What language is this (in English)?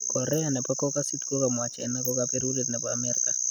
Kalenjin